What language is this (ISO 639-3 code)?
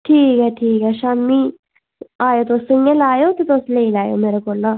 doi